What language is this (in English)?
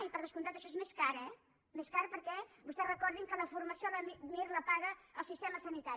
Catalan